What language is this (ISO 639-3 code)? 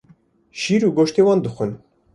kur